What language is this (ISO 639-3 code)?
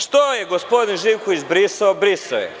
srp